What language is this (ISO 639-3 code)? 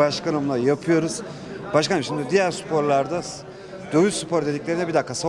tur